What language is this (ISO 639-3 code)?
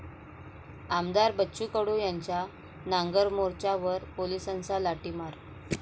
mar